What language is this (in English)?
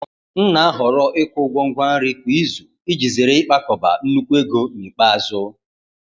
Igbo